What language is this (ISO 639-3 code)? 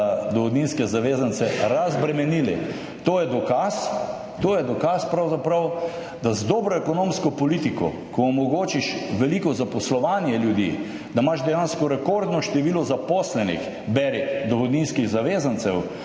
slv